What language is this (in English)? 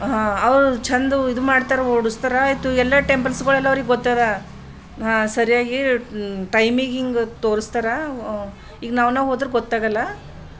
Kannada